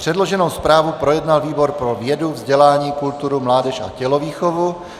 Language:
Czech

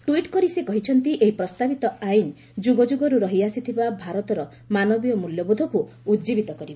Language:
Odia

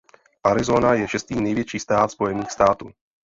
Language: Czech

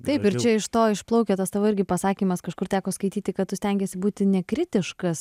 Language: Lithuanian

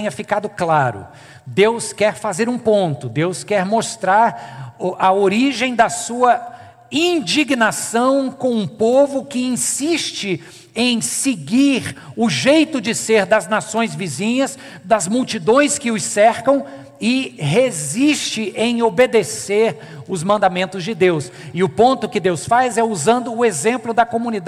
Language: Portuguese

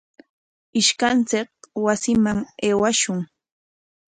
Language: Corongo Ancash Quechua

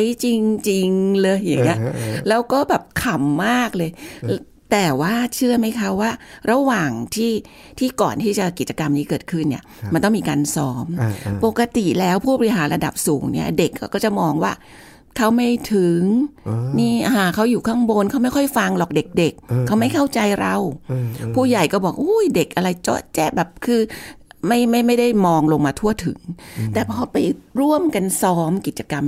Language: Thai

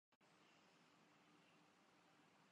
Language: Urdu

